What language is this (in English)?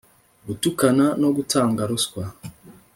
Kinyarwanda